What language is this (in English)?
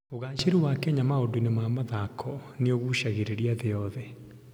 Kikuyu